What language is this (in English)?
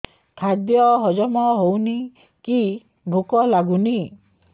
Odia